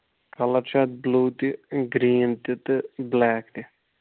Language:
Kashmiri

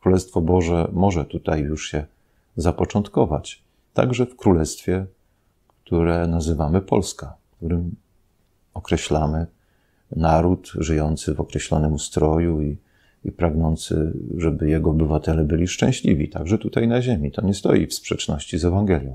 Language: Polish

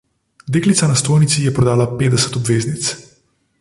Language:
Slovenian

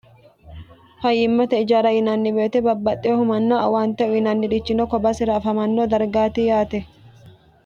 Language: Sidamo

